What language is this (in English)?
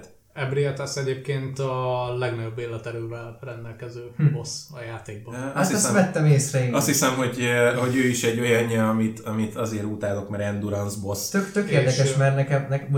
Hungarian